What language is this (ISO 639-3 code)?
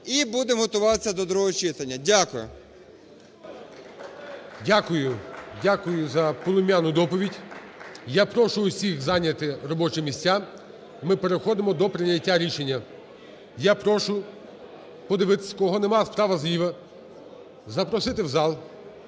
ukr